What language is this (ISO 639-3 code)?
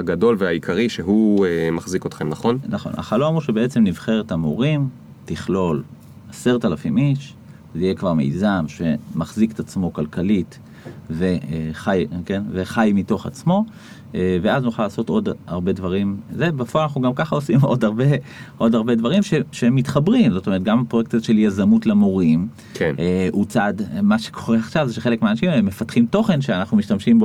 heb